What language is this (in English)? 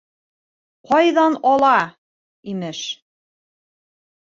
Bashkir